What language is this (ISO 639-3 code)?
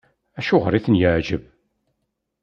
kab